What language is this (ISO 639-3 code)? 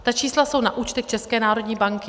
ces